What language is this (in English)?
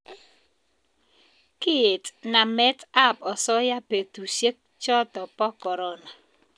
Kalenjin